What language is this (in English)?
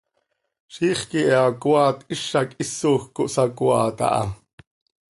Seri